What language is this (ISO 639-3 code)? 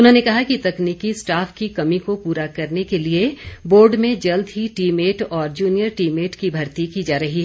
hin